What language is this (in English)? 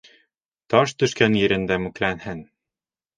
Bashkir